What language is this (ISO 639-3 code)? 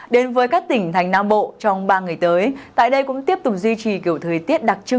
vie